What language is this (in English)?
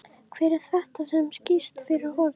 Icelandic